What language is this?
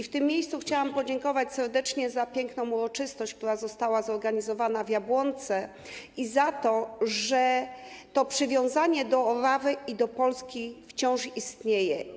Polish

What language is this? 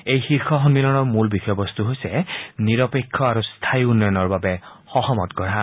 Assamese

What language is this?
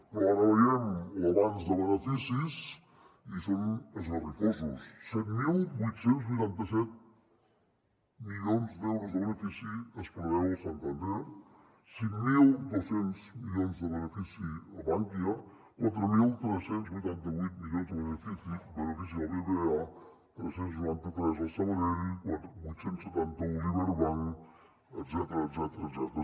Catalan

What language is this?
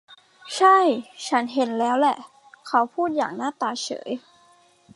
Thai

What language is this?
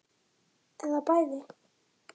Icelandic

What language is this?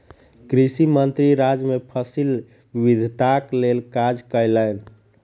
Maithili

